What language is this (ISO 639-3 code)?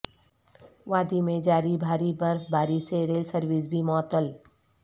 urd